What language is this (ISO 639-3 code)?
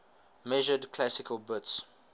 eng